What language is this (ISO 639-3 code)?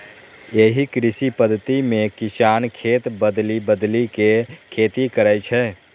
mai